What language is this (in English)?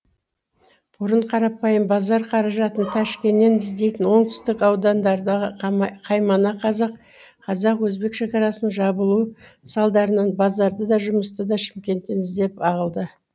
Kazakh